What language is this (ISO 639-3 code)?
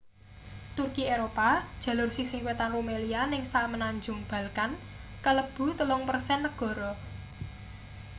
jav